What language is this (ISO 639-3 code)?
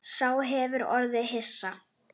isl